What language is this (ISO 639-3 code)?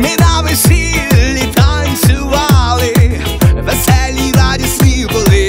pol